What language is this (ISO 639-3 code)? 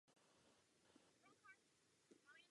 ces